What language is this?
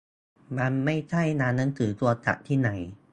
Thai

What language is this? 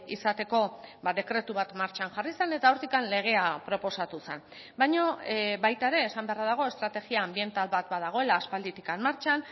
Basque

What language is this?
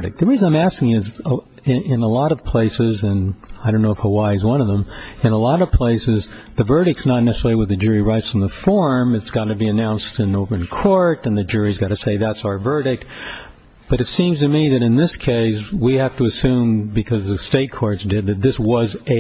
English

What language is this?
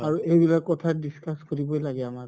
Assamese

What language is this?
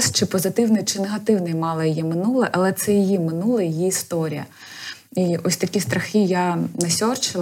Ukrainian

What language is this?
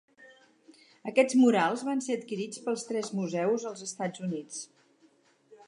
Catalan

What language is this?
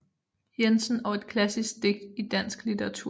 Danish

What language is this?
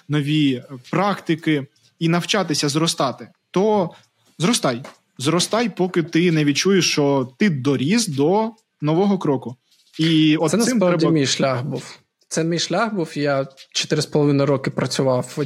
Ukrainian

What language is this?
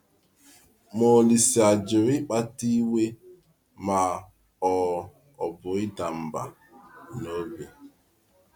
Igbo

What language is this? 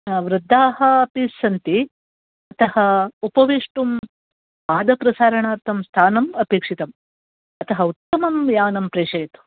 Sanskrit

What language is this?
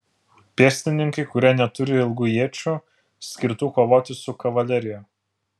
Lithuanian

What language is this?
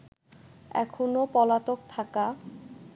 Bangla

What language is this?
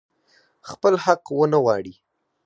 Pashto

